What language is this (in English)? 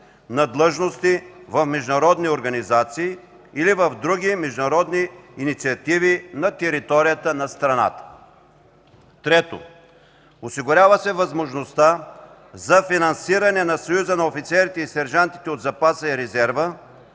Bulgarian